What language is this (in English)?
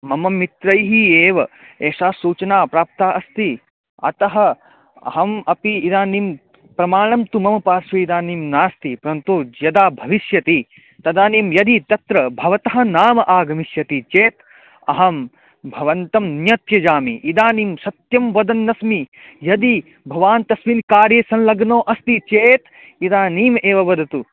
Sanskrit